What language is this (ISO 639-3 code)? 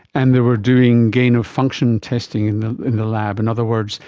eng